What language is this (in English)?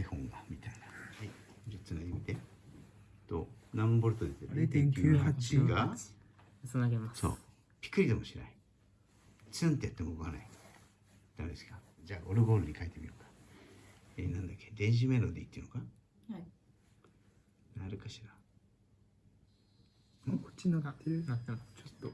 Japanese